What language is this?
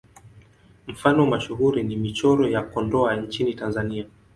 Swahili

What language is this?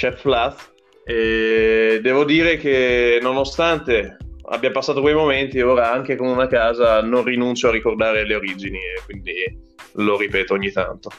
Italian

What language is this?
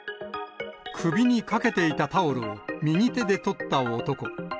Japanese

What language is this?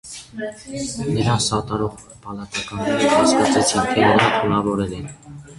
Armenian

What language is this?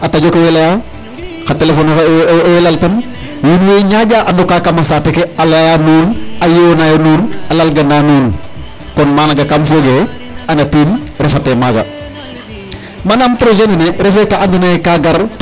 Serer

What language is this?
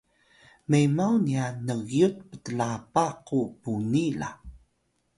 Atayal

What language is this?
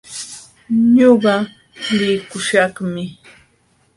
Jauja Wanca Quechua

